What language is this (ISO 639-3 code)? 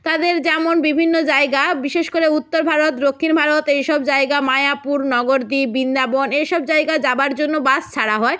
ben